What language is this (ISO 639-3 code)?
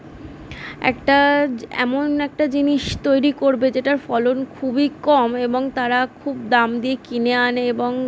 ben